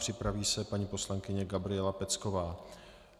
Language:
Czech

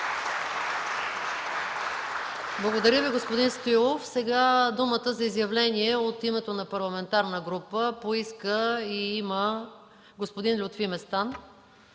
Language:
Bulgarian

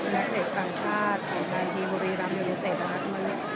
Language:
Thai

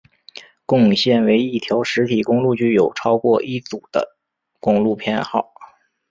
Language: Chinese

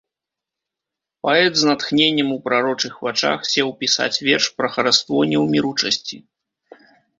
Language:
Belarusian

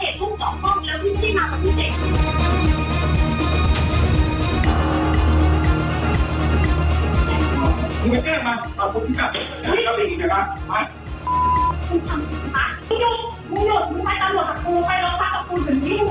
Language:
Thai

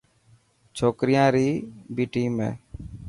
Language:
Dhatki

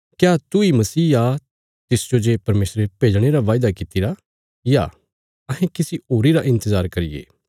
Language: Bilaspuri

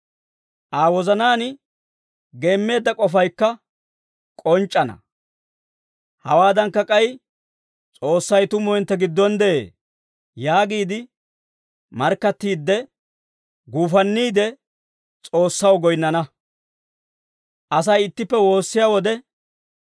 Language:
Dawro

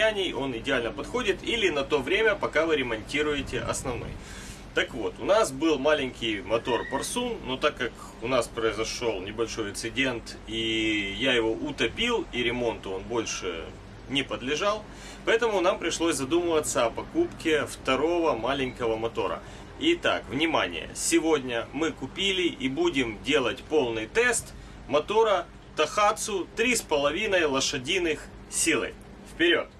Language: Russian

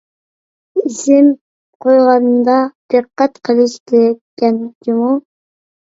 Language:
Uyghur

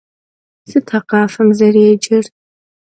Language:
Kabardian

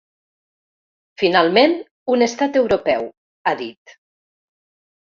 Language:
Catalan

